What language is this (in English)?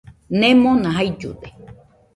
Nüpode Huitoto